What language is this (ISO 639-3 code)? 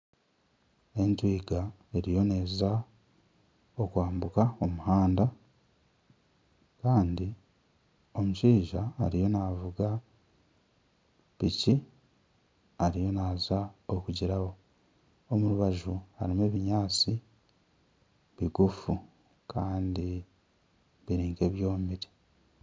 nyn